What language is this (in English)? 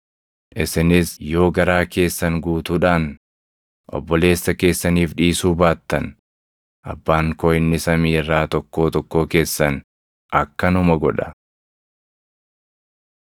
Oromo